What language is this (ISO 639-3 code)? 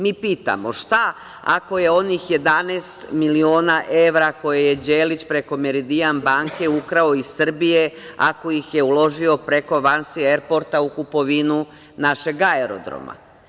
srp